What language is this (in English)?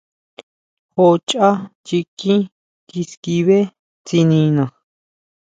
Huautla Mazatec